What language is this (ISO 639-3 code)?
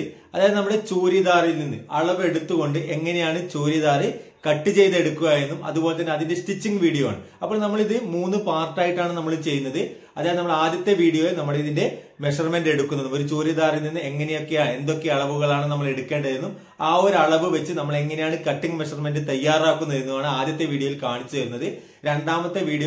mal